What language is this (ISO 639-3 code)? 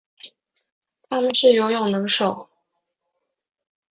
zho